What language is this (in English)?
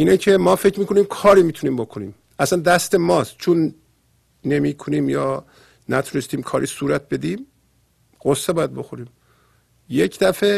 Persian